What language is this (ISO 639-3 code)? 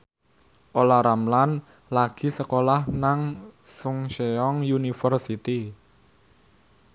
jav